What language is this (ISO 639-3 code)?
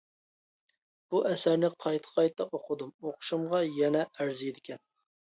uig